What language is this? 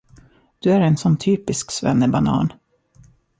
Swedish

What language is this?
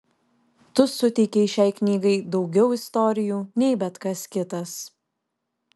Lithuanian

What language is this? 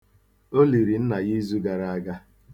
Igbo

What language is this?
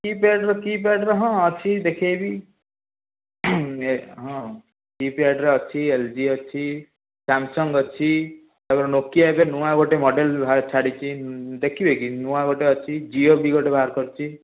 Odia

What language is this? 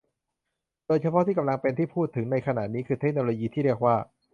Thai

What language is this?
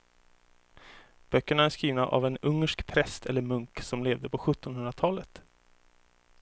Swedish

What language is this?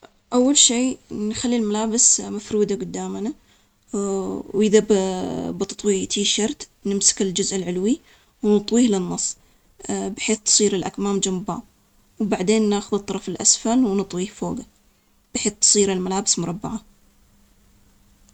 Omani Arabic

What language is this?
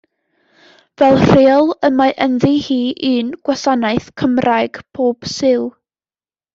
Welsh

